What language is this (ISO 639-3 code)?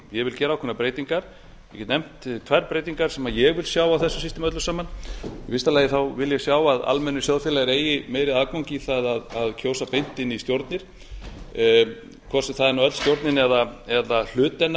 isl